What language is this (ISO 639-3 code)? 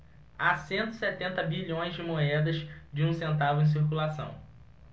por